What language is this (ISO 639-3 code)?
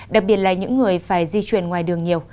vie